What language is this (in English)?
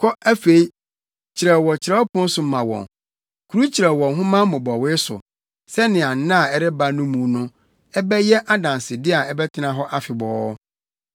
Akan